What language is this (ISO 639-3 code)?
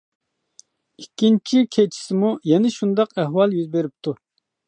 uig